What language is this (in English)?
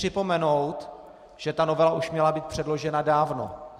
Czech